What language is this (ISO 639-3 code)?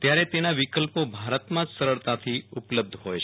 guj